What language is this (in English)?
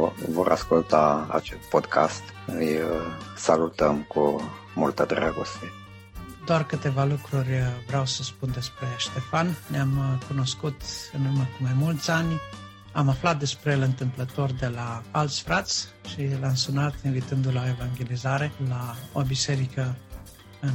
Romanian